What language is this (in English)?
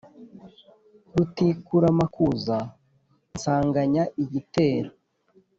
Kinyarwanda